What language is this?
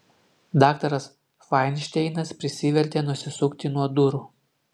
Lithuanian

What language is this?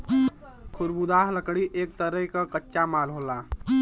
Bhojpuri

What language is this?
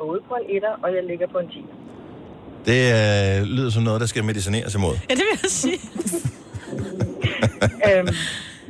Danish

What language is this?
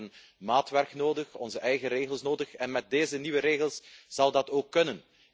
Dutch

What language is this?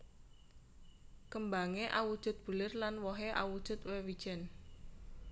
Javanese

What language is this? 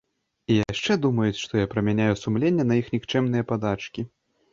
Belarusian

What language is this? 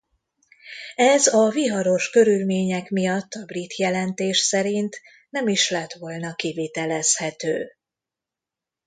Hungarian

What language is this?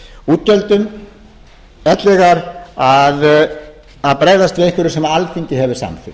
Icelandic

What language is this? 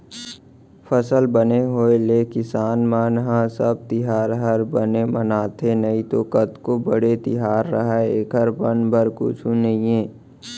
Chhattisgarhi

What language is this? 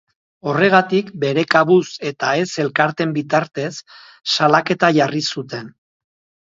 Basque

